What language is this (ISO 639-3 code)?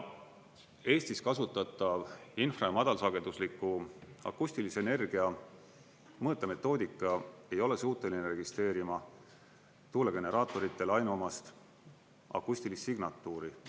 est